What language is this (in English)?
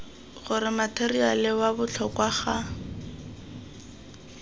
Tswana